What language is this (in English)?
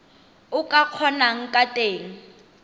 Tswana